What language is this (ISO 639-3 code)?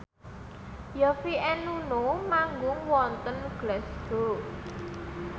jav